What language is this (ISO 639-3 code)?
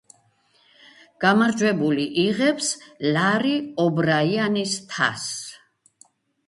kat